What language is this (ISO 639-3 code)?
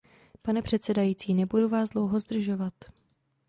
ces